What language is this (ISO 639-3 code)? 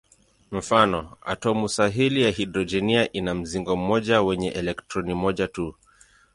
swa